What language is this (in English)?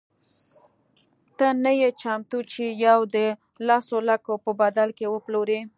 Pashto